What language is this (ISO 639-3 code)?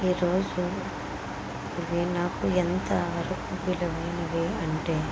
tel